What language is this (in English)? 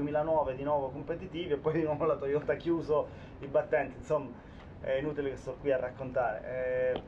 Italian